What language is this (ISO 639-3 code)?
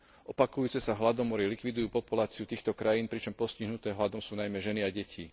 slk